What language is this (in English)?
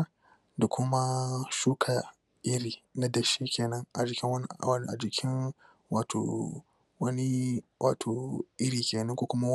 Hausa